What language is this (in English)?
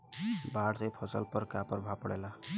Bhojpuri